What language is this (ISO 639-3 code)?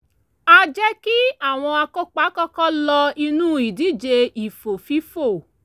yor